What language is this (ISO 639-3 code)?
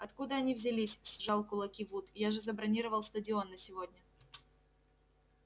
rus